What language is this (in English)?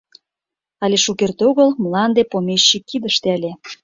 Mari